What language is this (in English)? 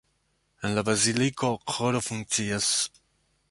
Esperanto